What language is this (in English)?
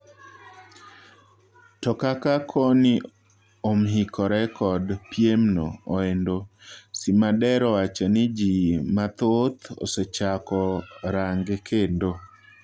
Luo (Kenya and Tanzania)